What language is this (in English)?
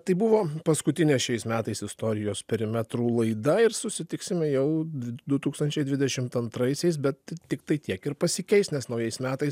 Lithuanian